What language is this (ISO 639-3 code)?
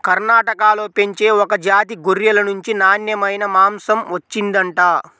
tel